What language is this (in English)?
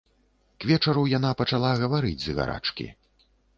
Belarusian